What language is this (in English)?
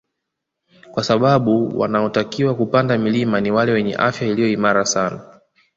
Swahili